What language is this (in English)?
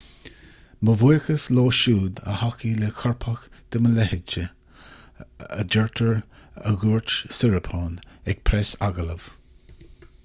Irish